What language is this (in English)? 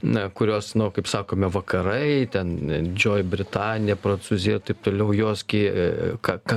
Lithuanian